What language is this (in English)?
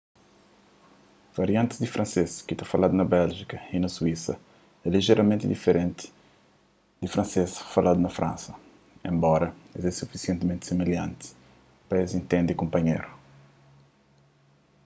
Kabuverdianu